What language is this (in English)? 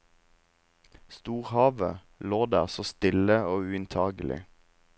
Norwegian